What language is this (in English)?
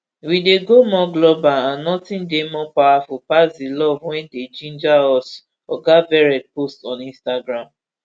Nigerian Pidgin